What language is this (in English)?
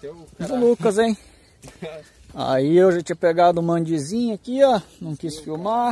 Portuguese